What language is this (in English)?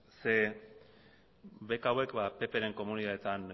Basque